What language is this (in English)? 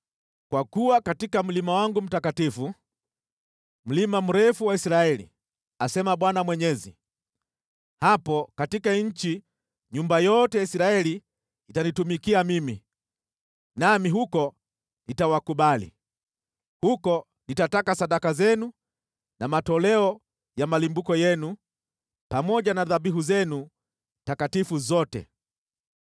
Swahili